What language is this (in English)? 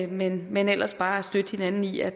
Danish